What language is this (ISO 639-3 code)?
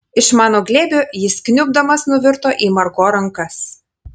lit